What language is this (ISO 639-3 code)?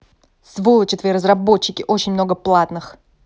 rus